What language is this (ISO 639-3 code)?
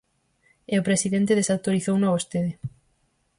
glg